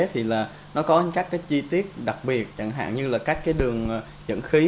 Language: Vietnamese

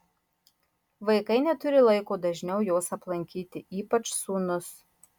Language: Lithuanian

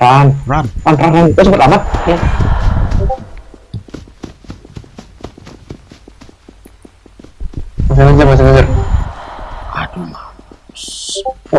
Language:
Indonesian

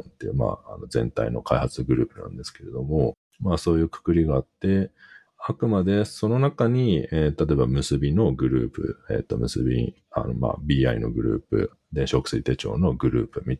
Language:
Japanese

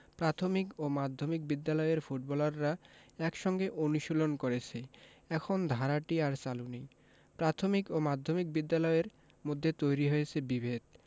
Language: Bangla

